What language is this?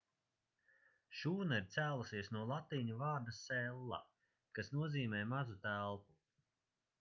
Latvian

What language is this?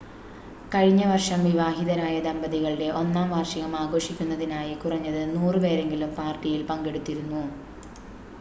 Malayalam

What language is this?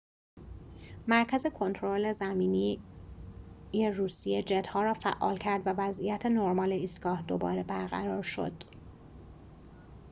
Persian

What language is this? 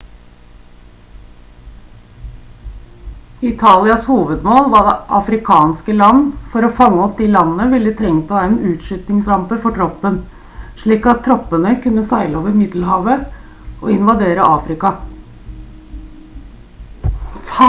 Norwegian Bokmål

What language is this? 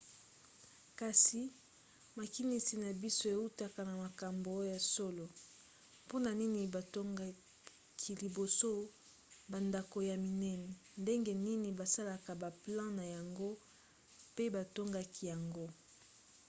Lingala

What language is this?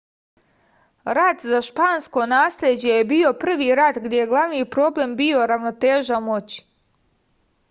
Serbian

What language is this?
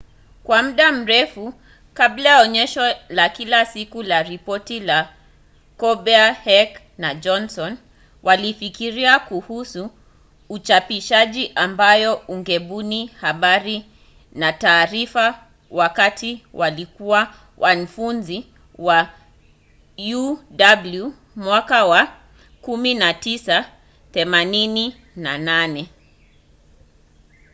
Swahili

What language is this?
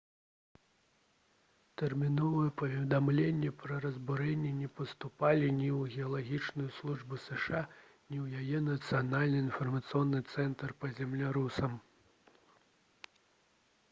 Belarusian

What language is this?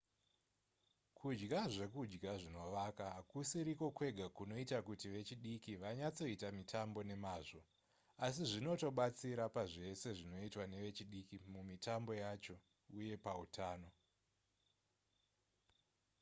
Shona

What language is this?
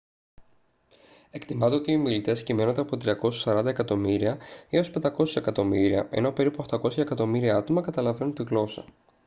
Greek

